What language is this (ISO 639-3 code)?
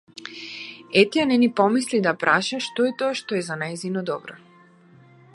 mkd